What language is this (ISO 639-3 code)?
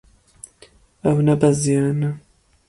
kur